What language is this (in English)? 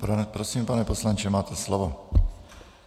Czech